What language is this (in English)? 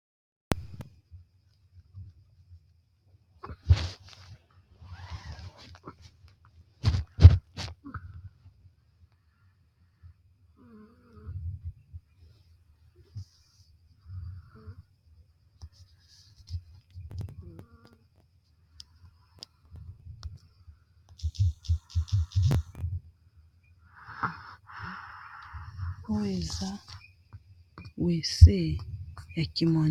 Lingala